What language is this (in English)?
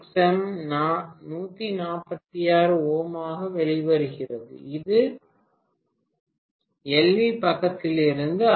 Tamil